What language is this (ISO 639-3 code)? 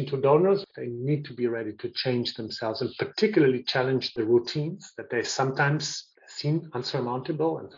eng